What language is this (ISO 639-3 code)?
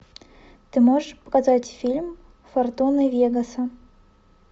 rus